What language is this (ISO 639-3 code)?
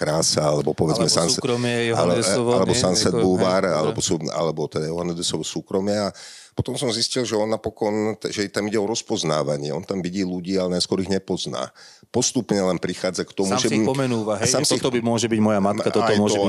slk